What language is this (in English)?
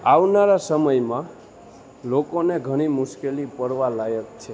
Gujarati